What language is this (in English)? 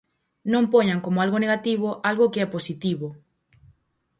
Galician